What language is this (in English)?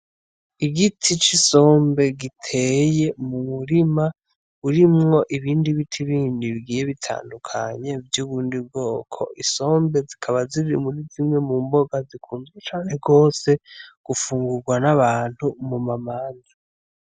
Rundi